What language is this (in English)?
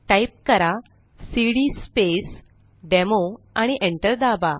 Marathi